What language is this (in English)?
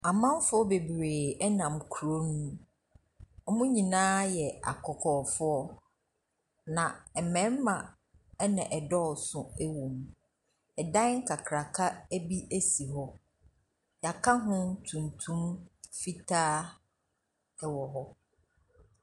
Akan